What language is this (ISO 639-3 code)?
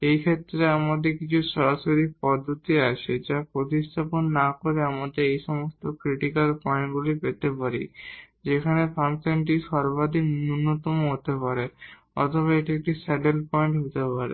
ben